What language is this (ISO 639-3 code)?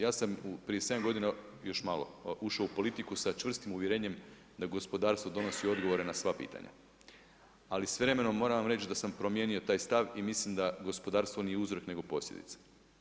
hrv